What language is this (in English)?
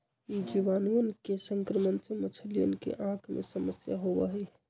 Magahi